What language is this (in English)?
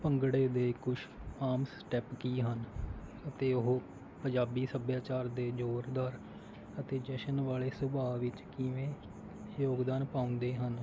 Punjabi